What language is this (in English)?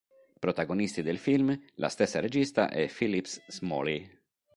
Italian